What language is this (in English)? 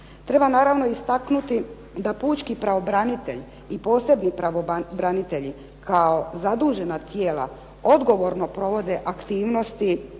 Croatian